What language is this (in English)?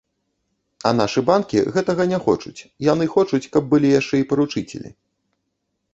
Belarusian